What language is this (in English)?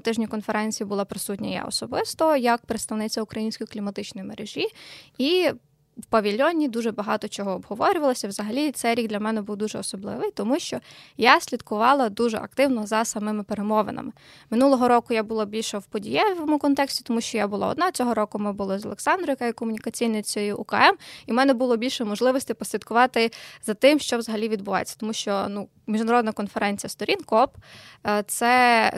Ukrainian